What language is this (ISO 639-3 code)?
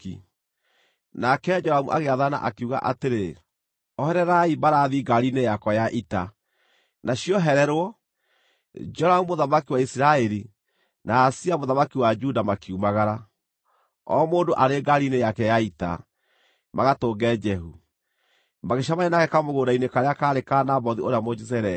kik